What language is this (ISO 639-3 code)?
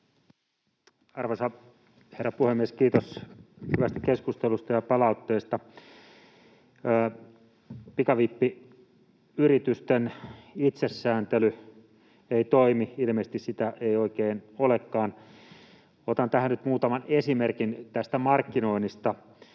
fin